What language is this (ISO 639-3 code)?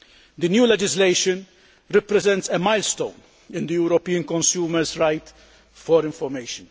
eng